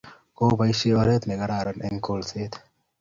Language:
Kalenjin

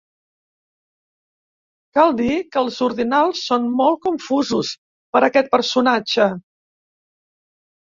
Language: Catalan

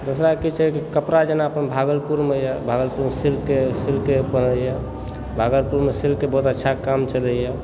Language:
Maithili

